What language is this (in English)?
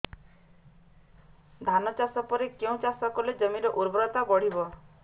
Odia